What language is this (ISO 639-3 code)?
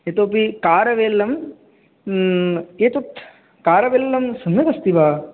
san